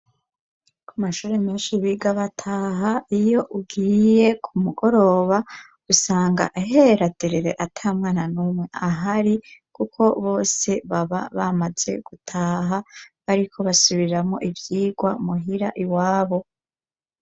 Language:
Rundi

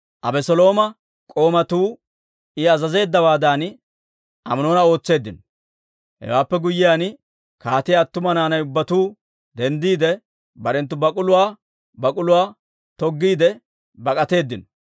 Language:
Dawro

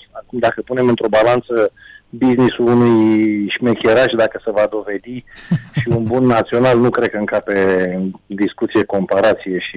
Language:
Romanian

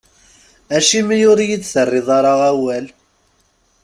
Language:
Kabyle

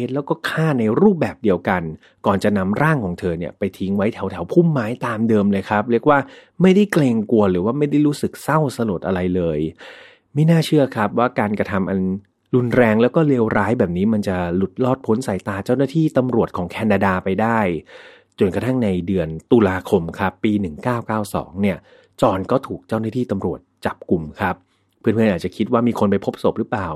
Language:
Thai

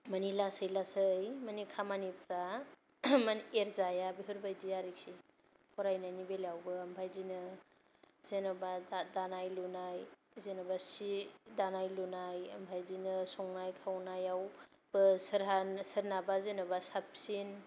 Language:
Bodo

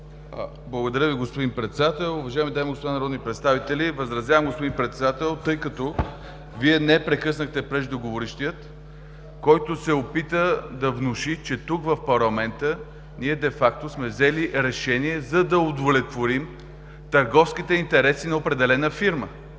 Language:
Bulgarian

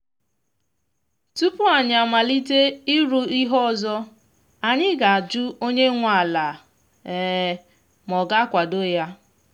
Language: Igbo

